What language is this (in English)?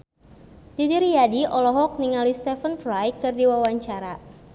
Sundanese